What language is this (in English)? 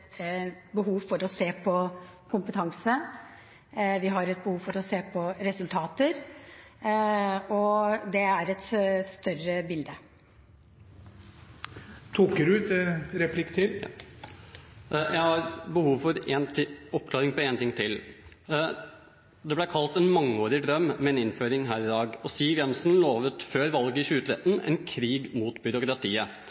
Norwegian Bokmål